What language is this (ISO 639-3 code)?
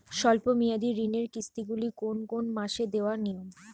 ben